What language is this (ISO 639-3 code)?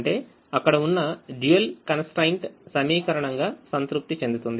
tel